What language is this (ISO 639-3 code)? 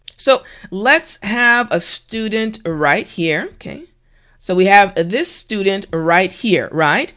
eng